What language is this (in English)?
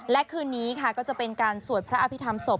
Thai